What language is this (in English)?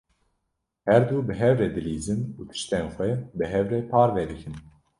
Kurdish